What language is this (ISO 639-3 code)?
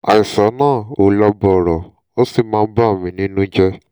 yor